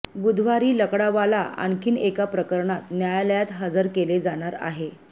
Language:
Marathi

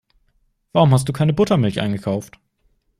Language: German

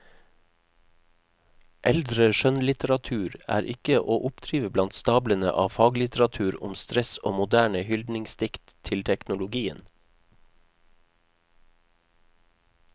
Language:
Norwegian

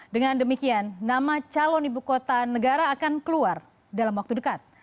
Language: Indonesian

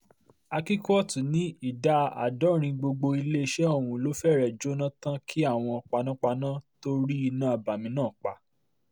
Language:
Yoruba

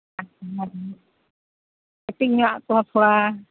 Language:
Santali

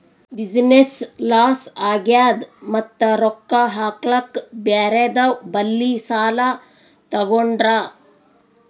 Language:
Kannada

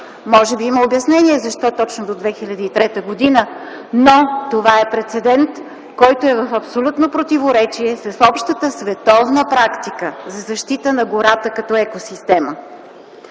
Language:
Bulgarian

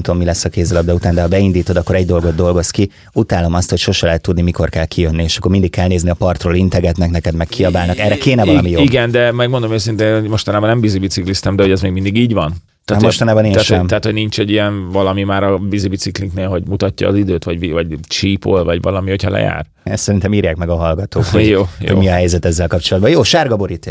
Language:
Hungarian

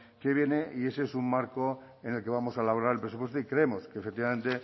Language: Spanish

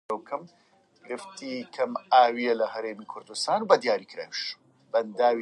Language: Central Kurdish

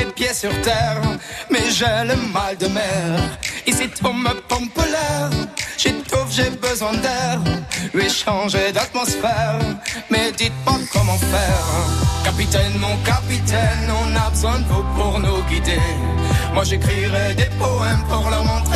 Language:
French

